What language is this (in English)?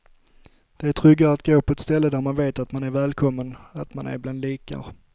Swedish